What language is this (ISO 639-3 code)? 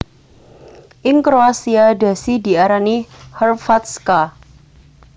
jav